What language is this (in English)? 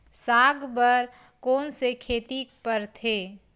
Chhattisgarhi